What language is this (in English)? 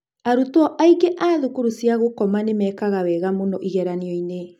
Kikuyu